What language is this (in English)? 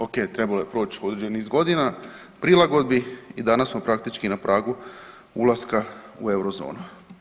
Croatian